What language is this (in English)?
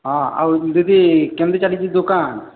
Odia